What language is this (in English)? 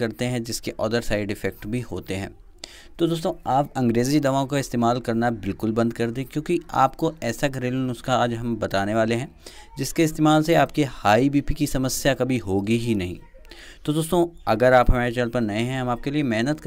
Hindi